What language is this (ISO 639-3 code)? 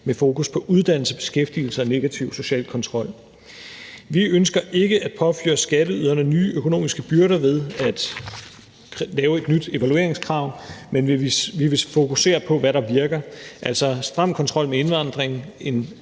dan